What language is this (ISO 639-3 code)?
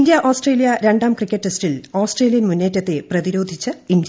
mal